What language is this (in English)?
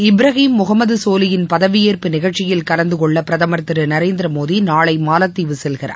Tamil